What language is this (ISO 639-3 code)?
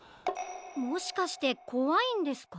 jpn